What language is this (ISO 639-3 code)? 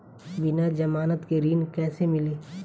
bho